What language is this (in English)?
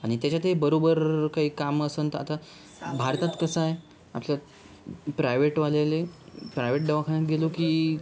Marathi